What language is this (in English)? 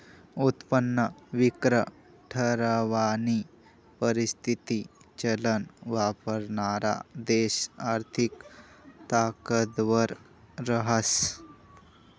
Marathi